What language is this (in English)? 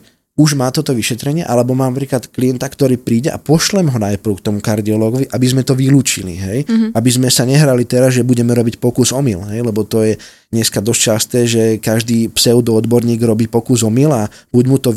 Slovak